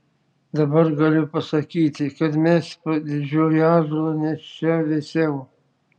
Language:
Lithuanian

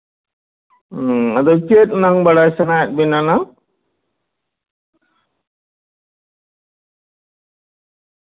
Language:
Santali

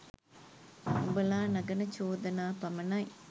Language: Sinhala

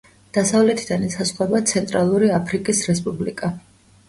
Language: Georgian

